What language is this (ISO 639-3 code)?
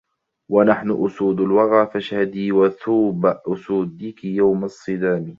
ara